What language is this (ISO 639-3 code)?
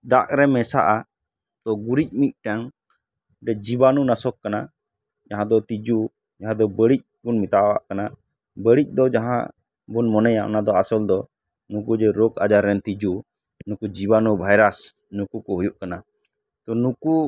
sat